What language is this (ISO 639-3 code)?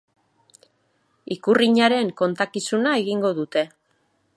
eus